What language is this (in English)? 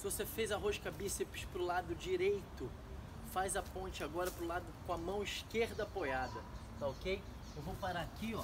Portuguese